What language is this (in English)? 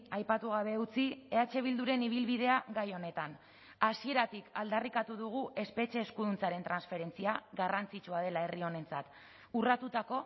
Basque